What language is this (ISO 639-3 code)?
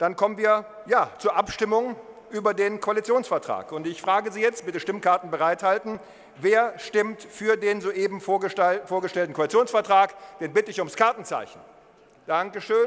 deu